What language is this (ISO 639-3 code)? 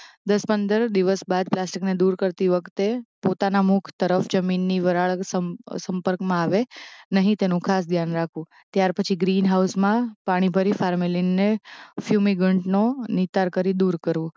guj